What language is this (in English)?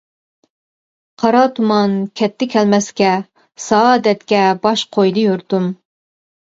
Uyghur